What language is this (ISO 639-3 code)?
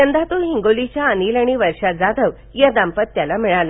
mar